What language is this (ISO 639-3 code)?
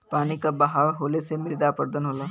bho